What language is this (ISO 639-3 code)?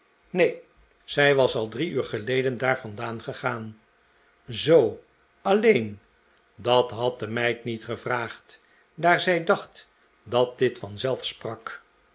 nld